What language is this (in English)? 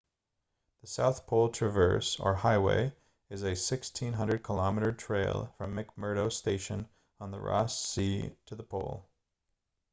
English